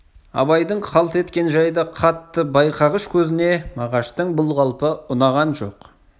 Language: Kazakh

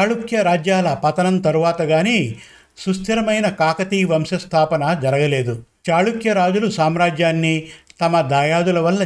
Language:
Telugu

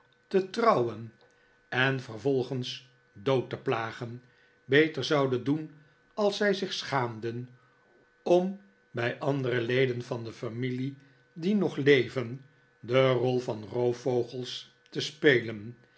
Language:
Dutch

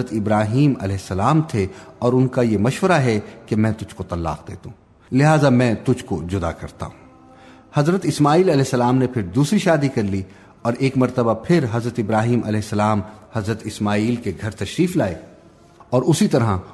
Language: Urdu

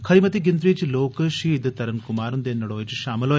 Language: Dogri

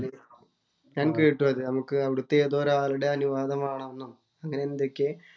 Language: Malayalam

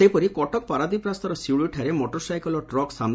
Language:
Odia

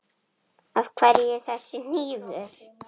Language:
Icelandic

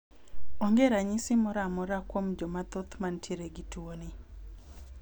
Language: Luo (Kenya and Tanzania)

